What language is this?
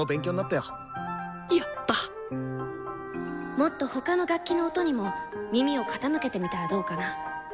Japanese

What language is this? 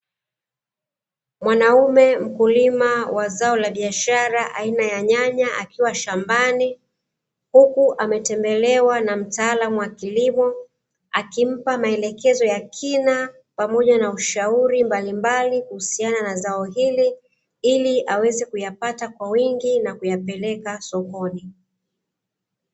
Swahili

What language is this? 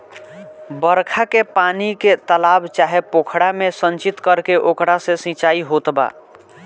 Bhojpuri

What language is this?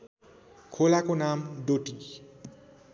Nepali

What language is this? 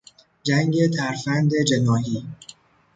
Persian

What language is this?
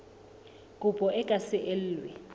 Southern Sotho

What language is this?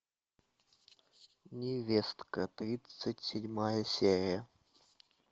Russian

